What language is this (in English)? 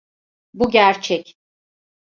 Turkish